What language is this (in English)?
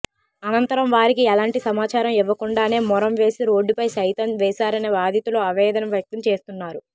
Telugu